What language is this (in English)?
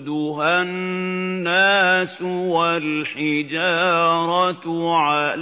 Arabic